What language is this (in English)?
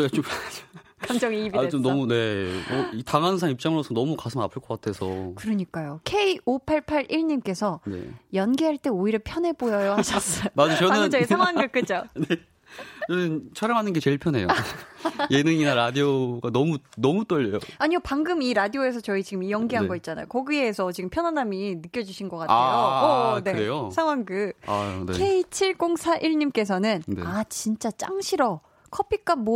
Korean